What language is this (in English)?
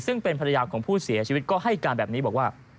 Thai